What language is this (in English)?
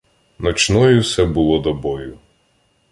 Ukrainian